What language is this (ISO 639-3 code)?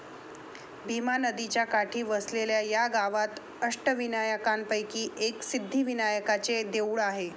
mar